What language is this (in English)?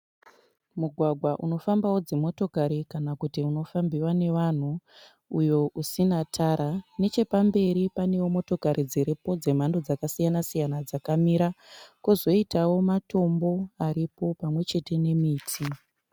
Shona